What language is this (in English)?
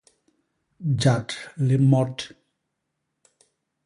Basaa